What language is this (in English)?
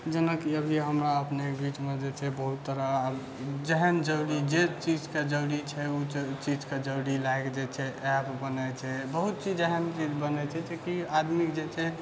Maithili